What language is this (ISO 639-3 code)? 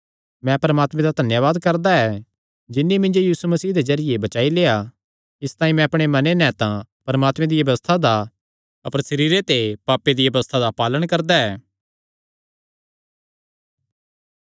xnr